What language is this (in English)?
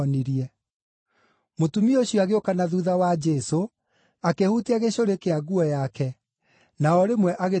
Kikuyu